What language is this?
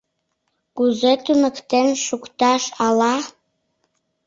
Mari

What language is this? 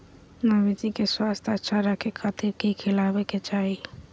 Magahi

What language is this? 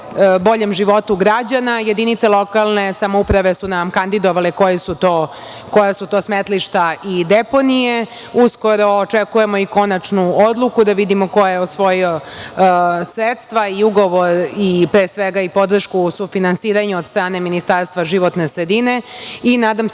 Serbian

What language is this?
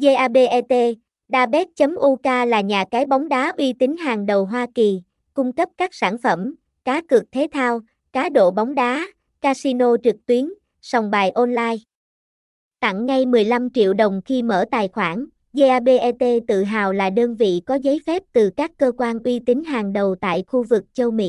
Vietnamese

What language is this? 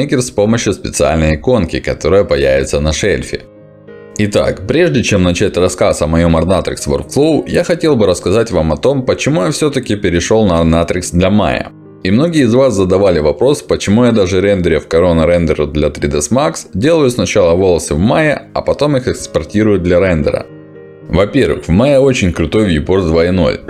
Russian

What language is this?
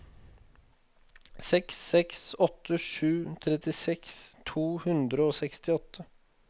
Norwegian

